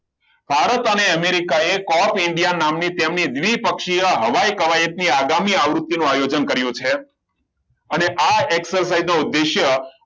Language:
Gujarati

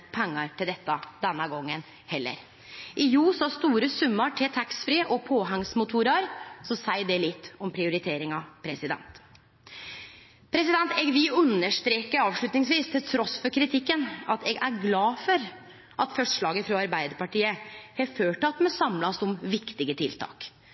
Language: Norwegian Nynorsk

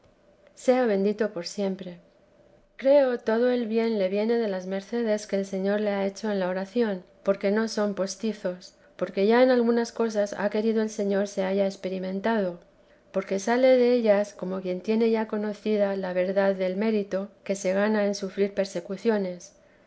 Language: Spanish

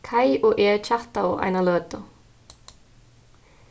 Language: Faroese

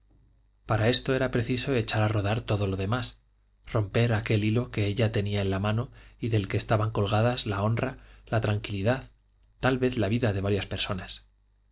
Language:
Spanish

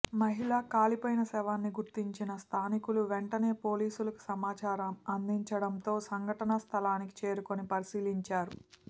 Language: Telugu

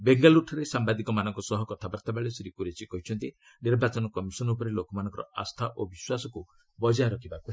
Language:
Odia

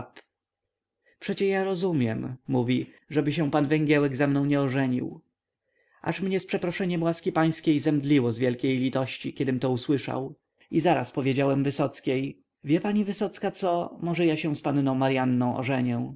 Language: Polish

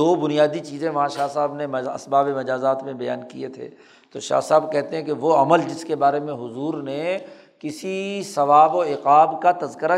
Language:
Urdu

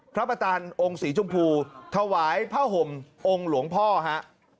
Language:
Thai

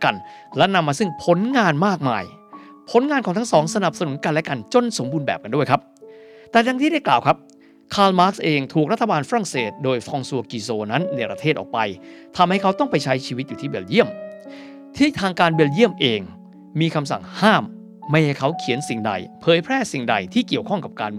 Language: Thai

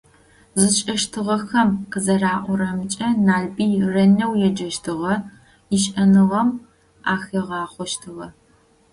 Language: Adyghe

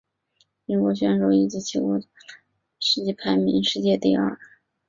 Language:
Chinese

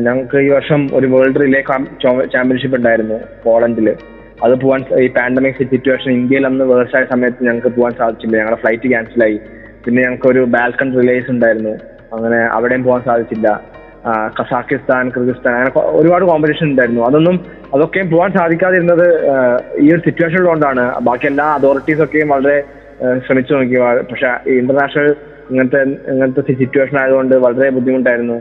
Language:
Malayalam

